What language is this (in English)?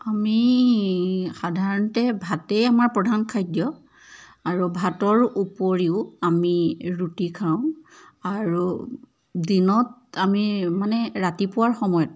Assamese